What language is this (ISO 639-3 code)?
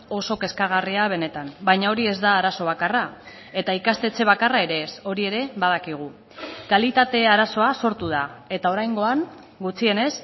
eus